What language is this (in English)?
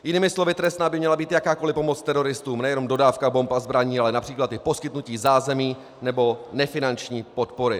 Czech